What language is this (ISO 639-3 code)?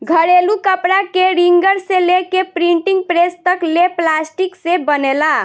bho